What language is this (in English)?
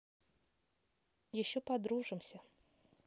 Russian